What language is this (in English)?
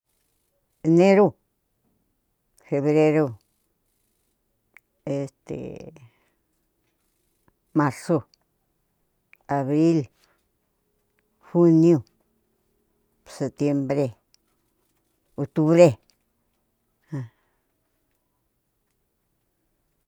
Cuyamecalco Mixtec